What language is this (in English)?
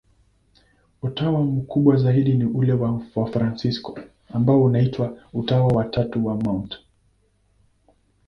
Swahili